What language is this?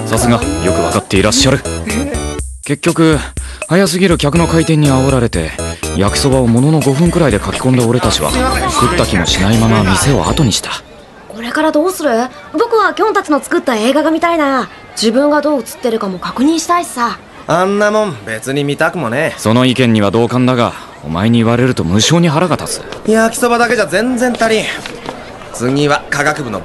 Japanese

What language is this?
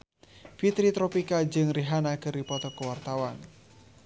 Sundanese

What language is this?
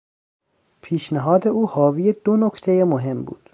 Persian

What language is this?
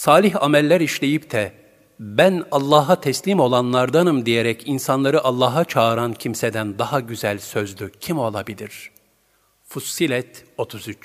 Turkish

